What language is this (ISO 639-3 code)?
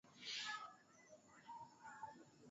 swa